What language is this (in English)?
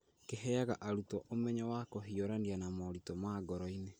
Kikuyu